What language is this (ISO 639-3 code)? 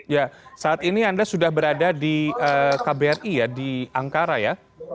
ind